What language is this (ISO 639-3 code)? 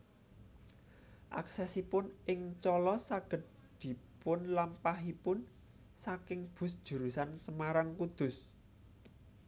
jav